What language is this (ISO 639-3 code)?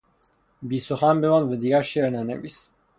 fas